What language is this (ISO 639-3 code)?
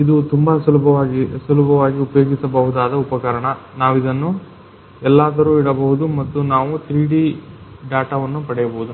kan